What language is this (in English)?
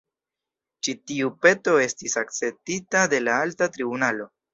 Esperanto